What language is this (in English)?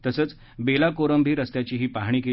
Marathi